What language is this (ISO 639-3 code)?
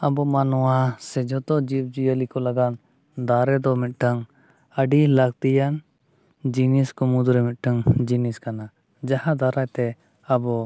sat